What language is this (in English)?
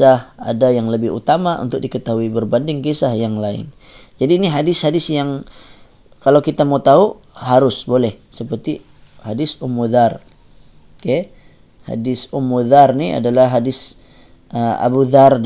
Malay